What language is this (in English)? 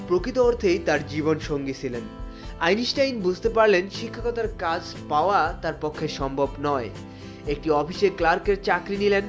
Bangla